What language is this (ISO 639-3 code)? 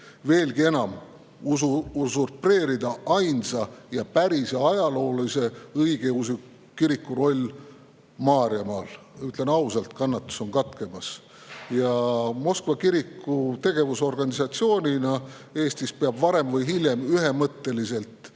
est